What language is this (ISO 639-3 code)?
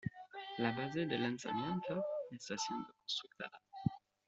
spa